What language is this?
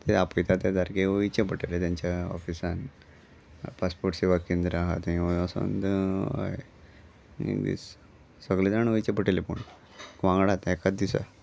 Konkani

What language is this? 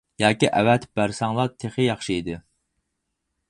Uyghur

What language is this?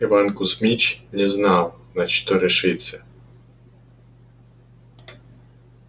Russian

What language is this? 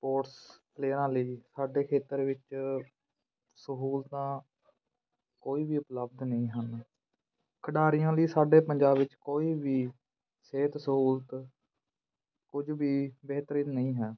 Punjabi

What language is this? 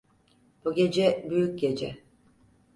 Turkish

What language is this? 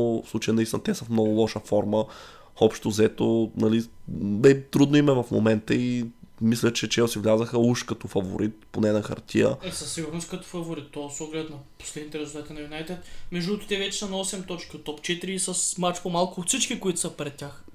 Bulgarian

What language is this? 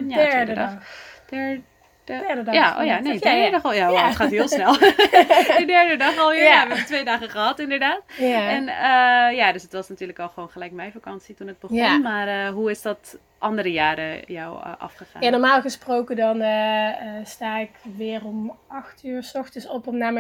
Dutch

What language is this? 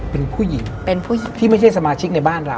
Thai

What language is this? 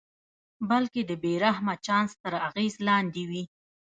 Pashto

